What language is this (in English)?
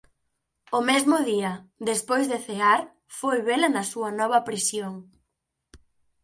Galician